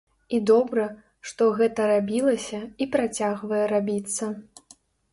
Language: Belarusian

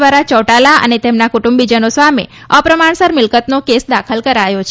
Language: Gujarati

